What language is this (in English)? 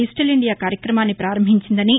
Telugu